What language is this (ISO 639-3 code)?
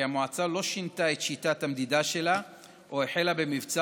heb